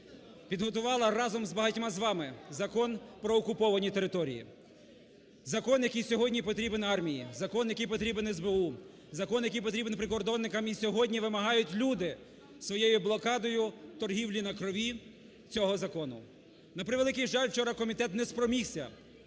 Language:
Ukrainian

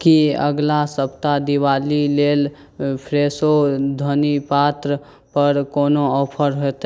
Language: Maithili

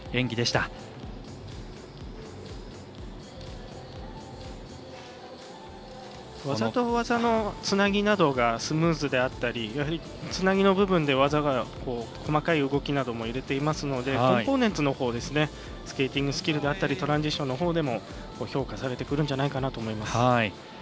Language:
Japanese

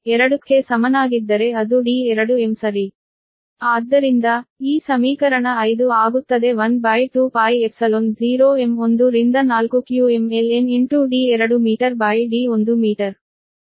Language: Kannada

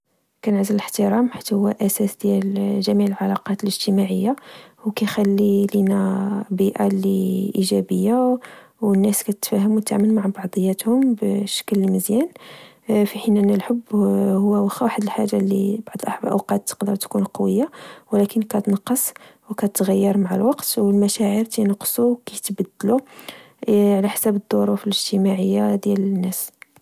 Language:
Moroccan Arabic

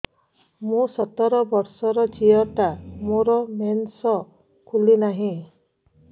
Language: Odia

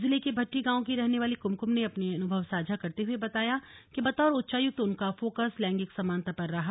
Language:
Hindi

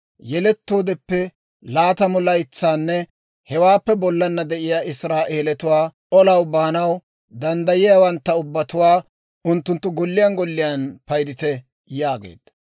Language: Dawro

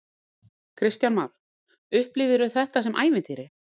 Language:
Icelandic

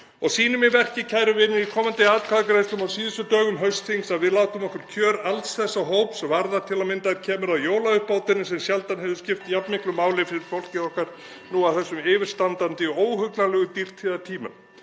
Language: Icelandic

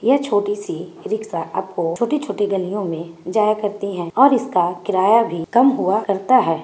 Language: Magahi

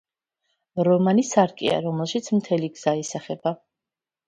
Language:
Georgian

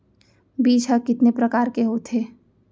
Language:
Chhattisgarhi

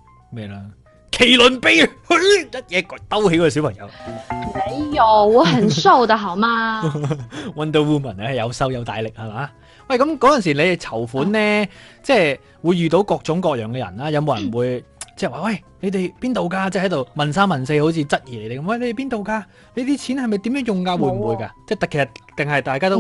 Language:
Chinese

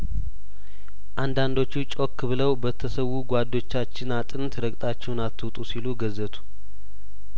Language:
Amharic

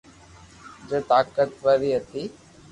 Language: Loarki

